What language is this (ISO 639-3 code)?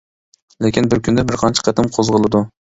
uig